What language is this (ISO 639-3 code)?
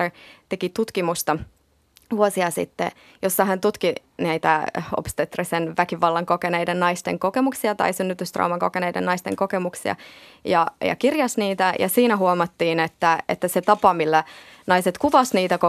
fin